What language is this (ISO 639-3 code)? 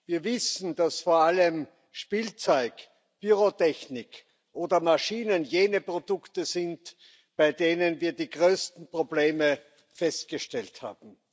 deu